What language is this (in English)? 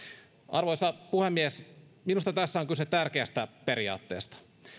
Finnish